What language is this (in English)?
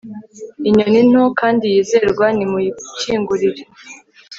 Kinyarwanda